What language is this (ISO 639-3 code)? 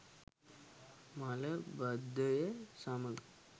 sin